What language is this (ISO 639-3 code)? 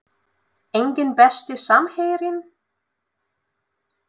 isl